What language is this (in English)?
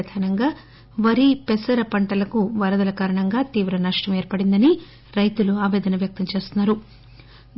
Telugu